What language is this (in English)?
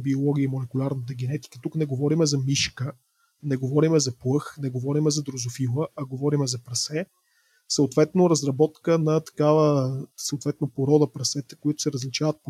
Bulgarian